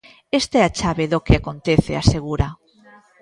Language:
Galician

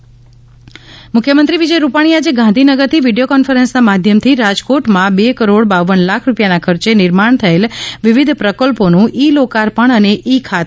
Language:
Gujarati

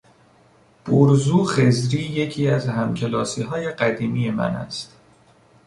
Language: Persian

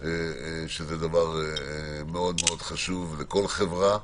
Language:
Hebrew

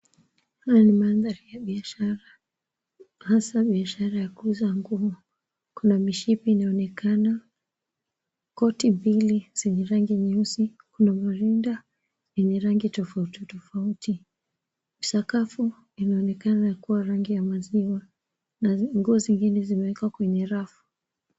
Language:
Swahili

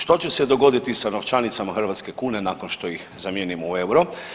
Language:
Croatian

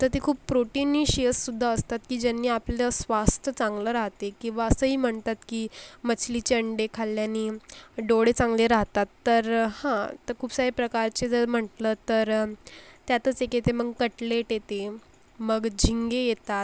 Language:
Marathi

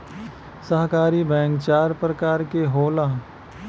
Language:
Bhojpuri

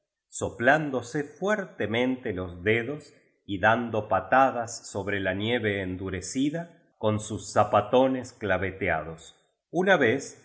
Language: Spanish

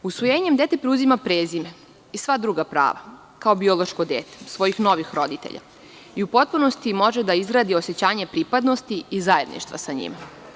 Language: Serbian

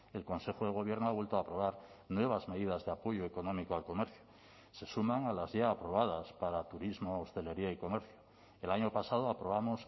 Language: Spanish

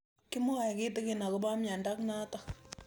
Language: Kalenjin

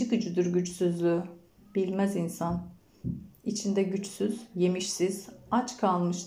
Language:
Turkish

